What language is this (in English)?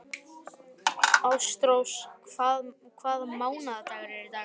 Icelandic